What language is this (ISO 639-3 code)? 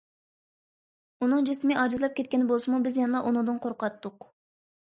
uig